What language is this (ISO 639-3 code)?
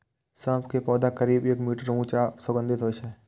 mai